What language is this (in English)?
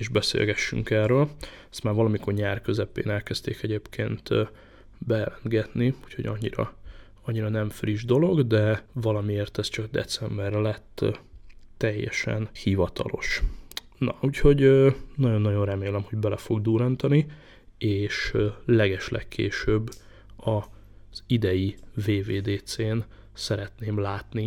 Hungarian